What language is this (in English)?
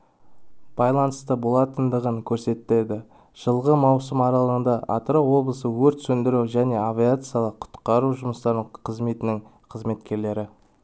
Kazakh